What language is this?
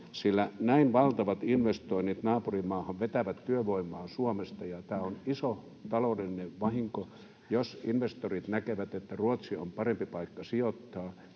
Finnish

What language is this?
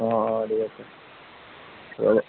Assamese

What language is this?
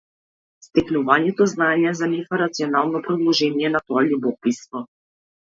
Macedonian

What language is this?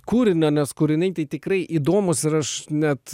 Lithuanian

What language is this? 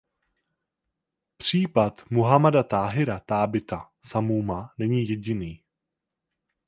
Czech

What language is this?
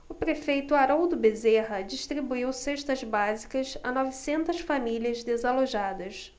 Portuguese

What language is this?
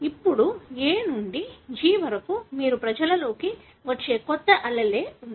Telugu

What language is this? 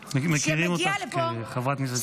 Hebrew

